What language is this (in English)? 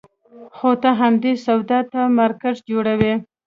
Pashto